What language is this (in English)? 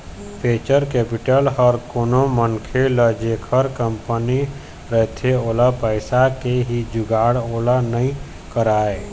Chhattisgarhi